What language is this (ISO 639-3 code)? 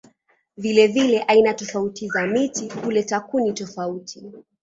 swa